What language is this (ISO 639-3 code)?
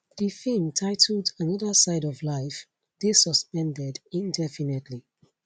pcm